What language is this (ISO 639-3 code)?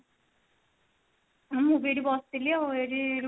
ori